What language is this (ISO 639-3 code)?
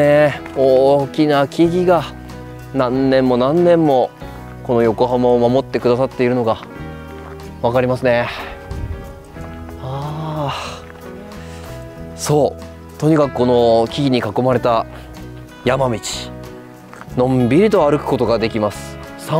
jpn